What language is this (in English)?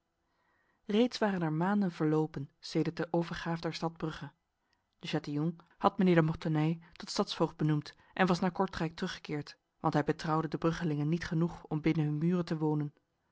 Dutch